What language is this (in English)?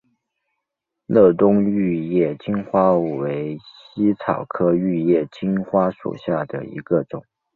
Chinese